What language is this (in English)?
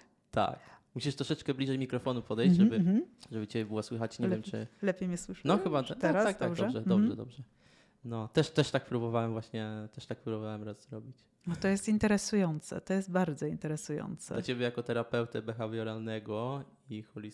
Polish